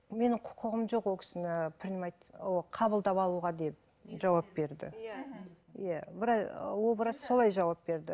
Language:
Kazakh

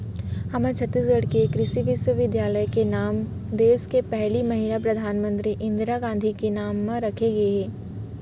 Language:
Chhattisgarhi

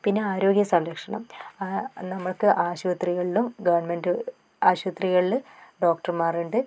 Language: Malayalam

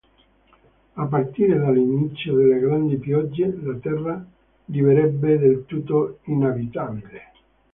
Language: Italian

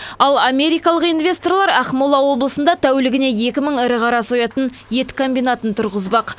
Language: Kazakh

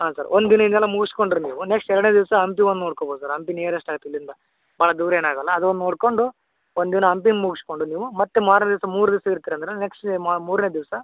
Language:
Kannada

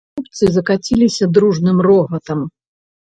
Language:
Belarusian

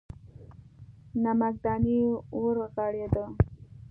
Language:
Pashto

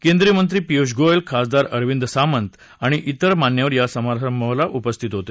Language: Marathi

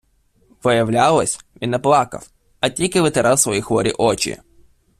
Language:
Ukrainian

